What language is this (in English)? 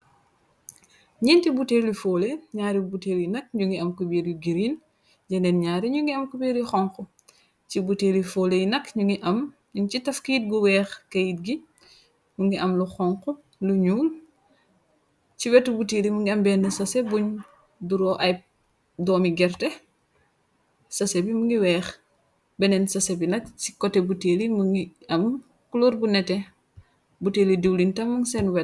Wolof